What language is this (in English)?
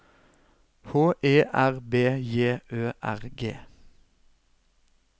Norwegian